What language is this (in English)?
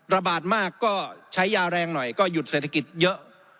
Thai